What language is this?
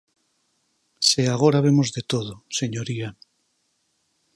Galician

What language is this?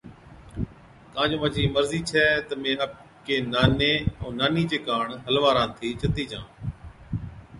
Od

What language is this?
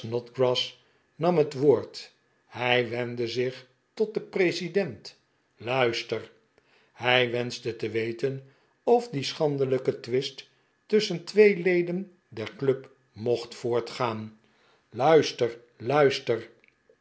Dutch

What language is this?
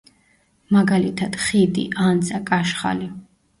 Georgian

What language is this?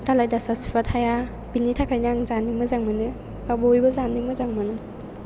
Bodo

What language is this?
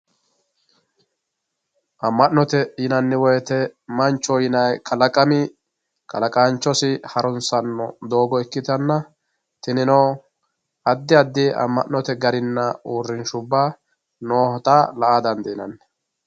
Sidamo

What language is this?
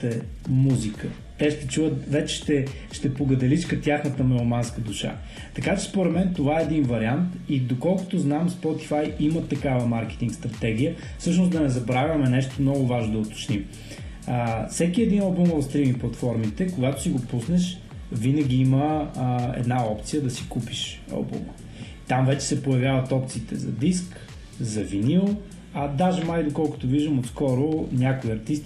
Bulgarian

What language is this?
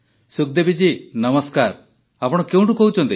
Odia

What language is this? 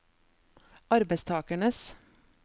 Norwegian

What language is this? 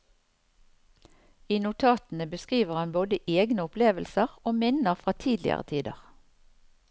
Norwegian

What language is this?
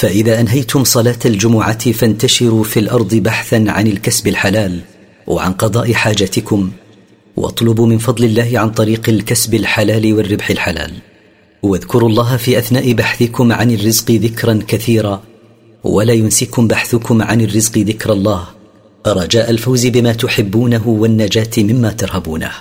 Arabic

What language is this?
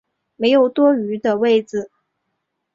Chinese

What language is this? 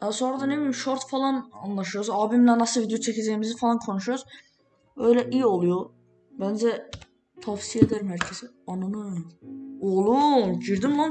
Turkish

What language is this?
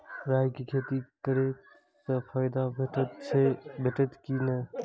Maithili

